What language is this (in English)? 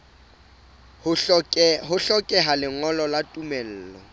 Southern Sotho